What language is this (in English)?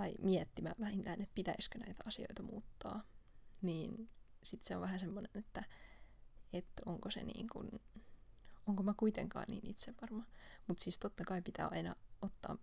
Finnish